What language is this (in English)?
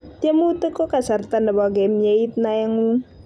Kalenjin